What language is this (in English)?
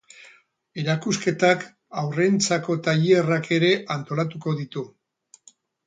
Basque